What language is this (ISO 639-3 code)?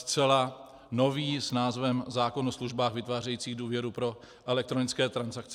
ces